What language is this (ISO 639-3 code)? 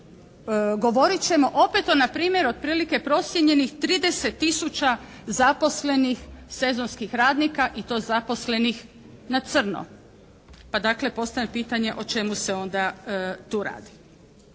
hrv